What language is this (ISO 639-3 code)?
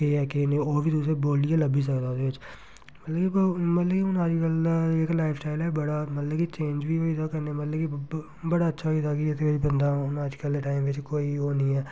doi